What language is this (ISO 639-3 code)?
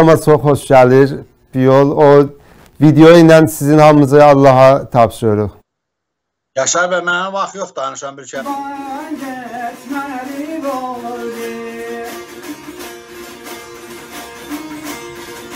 tur